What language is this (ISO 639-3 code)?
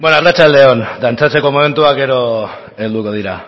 eus